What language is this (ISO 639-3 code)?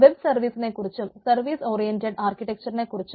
mal